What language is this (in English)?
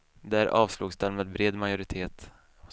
Swedish